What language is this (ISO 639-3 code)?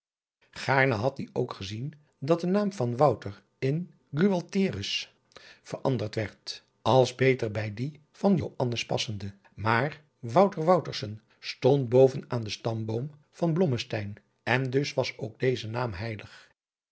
nld